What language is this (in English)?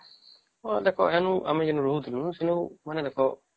Odia